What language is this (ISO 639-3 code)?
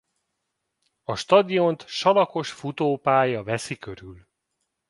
hun